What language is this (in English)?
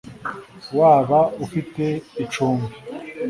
Kinyarwanda